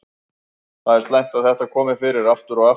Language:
Icelandic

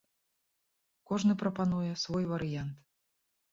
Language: Belarusian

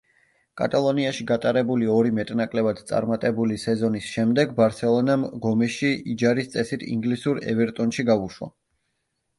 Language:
Georgian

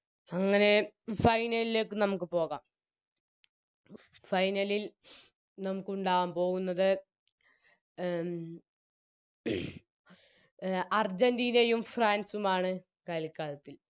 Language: Malayalam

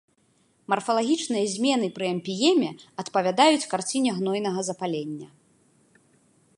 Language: Belarusian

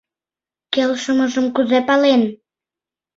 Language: Mari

